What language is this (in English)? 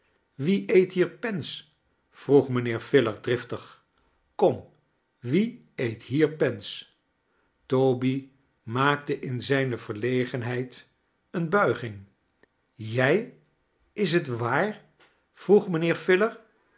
Dutch